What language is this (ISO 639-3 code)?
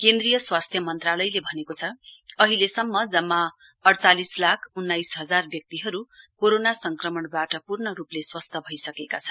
nep